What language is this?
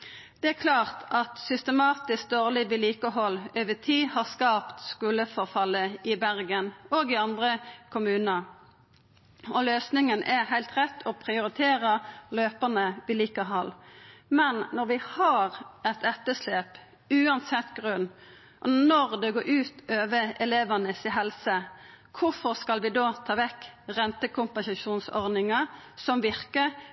Norwegian Nynorsk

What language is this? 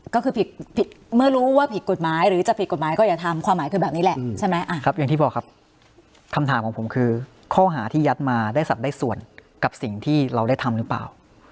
Thai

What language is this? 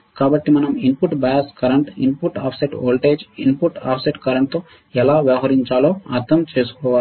Telugu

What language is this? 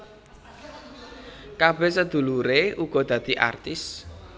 Javanese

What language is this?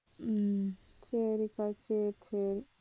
Tamil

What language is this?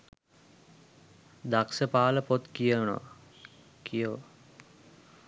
Sinhala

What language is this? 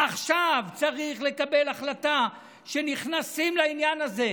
Hebrew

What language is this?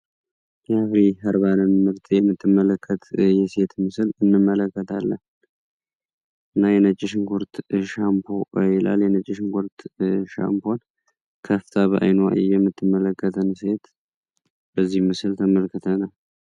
Amharic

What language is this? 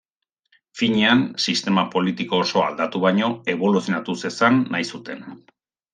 Basque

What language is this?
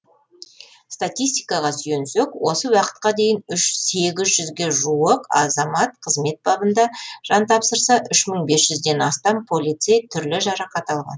Kazakh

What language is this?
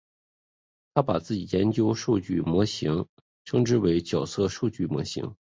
Chinese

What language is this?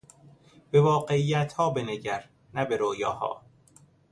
Persian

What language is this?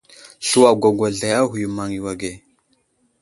Wuzlam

